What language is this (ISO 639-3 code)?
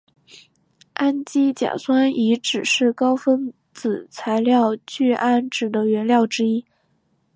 zho